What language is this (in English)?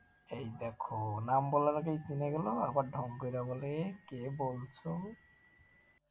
Bangla